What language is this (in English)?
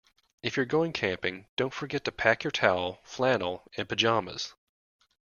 English